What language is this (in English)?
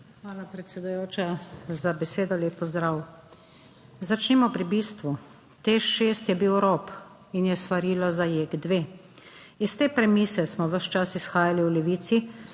Slovenian